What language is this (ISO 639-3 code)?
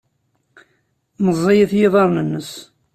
kab